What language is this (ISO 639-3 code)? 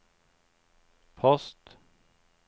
nor